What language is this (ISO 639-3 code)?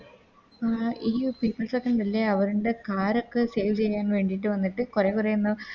mal